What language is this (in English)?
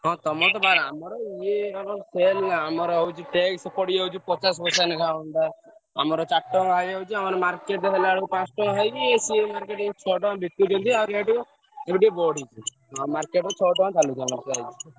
Odia